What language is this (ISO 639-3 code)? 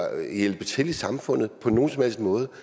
dan